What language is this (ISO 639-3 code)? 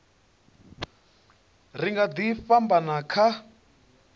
ven